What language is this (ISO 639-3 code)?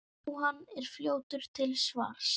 isl